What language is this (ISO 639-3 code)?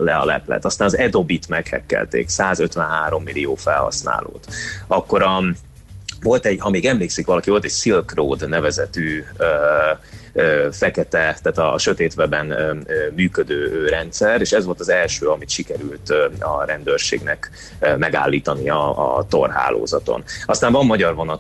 hun